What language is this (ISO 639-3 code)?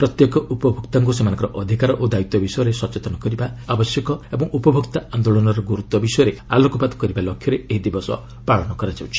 ori